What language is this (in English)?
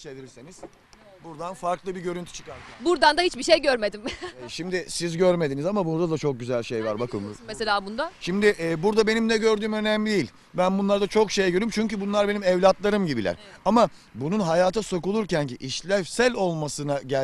Turkish